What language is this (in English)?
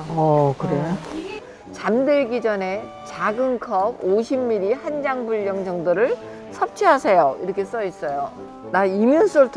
Korean